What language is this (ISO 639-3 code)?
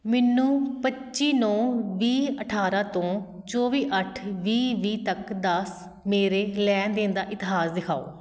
pan